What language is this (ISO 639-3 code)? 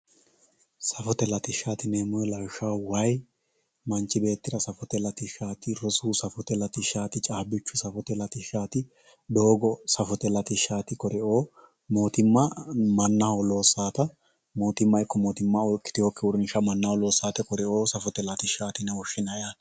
sid